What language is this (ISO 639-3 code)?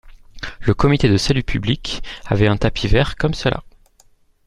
fra